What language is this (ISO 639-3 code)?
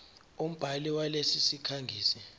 zul